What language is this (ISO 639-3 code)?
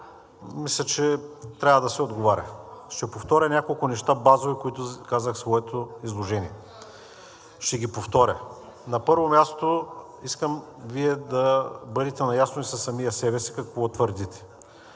bul